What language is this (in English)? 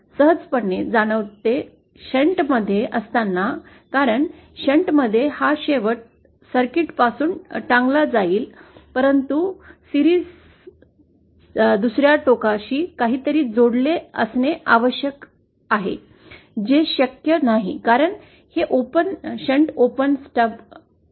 Marathi